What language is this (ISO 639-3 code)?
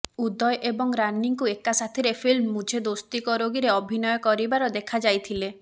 ori